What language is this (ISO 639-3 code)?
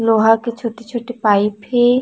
hne